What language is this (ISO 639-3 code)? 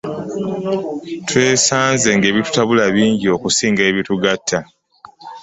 lug